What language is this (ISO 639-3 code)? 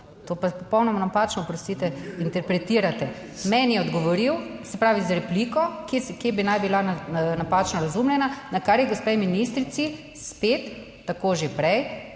slv